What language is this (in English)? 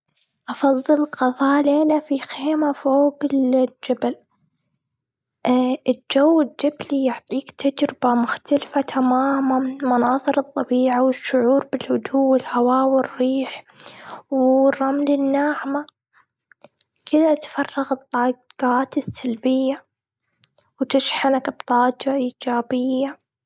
Gulf Arabic